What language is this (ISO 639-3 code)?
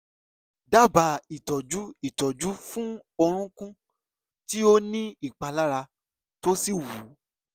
yor